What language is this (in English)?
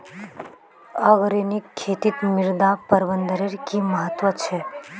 Magahi